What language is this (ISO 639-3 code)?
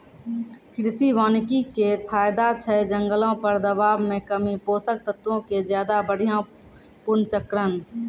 mai